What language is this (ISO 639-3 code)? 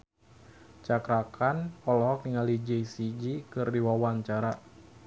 sun